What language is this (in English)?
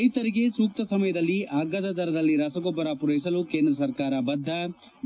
Kannada